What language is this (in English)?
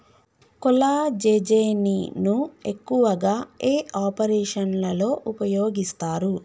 Telugu